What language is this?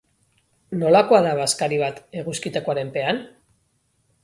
Basque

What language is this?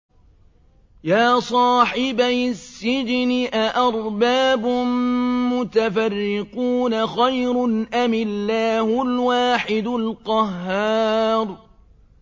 Arabic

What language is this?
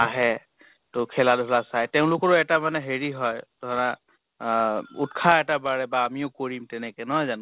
Assamese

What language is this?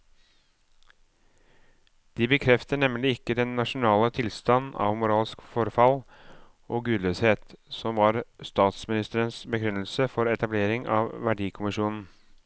Norwegian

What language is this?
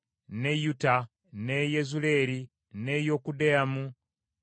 Ganda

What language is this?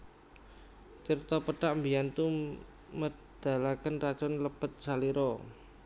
Javanese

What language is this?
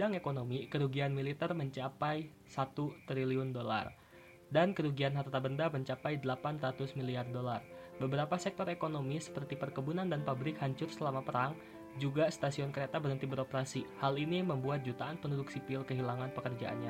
Indonesian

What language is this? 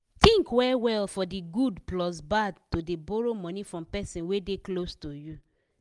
Nigerian Pidgin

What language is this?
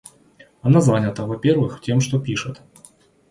Russian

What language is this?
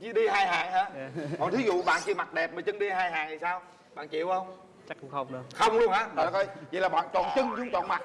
Vietnamese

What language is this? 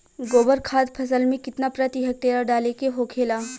Bhojpuri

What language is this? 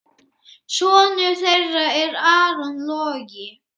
Icelandic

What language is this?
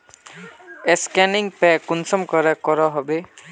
Magahi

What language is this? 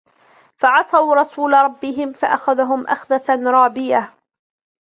Arabic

